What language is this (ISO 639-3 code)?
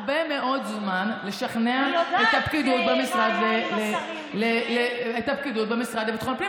heb